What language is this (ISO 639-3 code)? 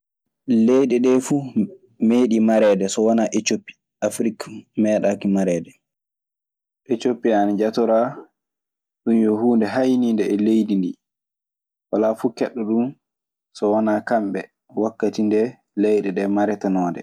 ffm